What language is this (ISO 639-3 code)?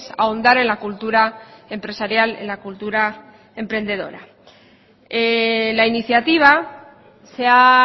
spa